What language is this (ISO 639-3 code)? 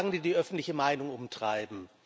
deu